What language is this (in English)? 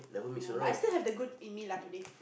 English